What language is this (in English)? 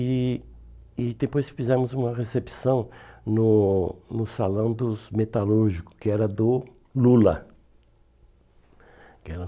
Portuguese